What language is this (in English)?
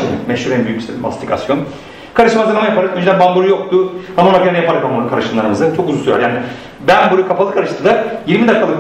Turkish